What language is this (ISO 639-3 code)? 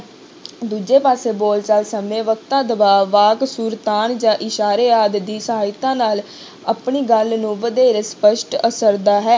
pan